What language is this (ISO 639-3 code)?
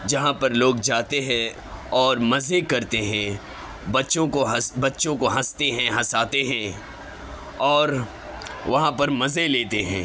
urd